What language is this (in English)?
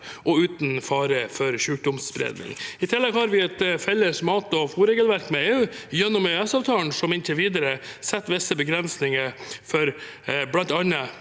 Norwegian